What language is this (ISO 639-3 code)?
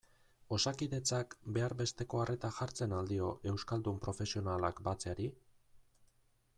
eus